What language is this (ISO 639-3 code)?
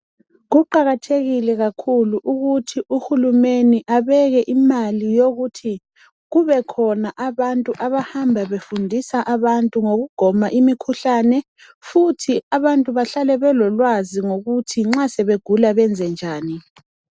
nde